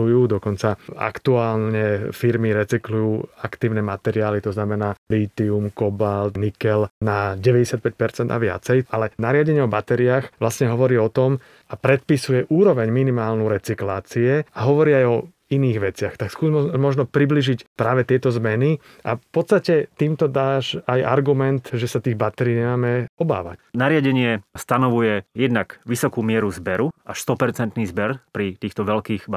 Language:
Slovak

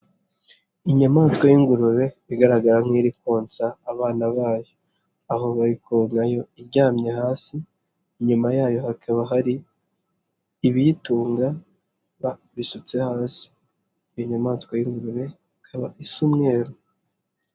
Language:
Kinyarwanda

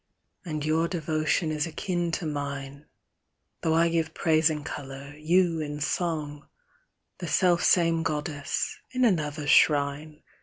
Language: English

